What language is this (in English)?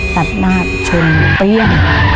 Thai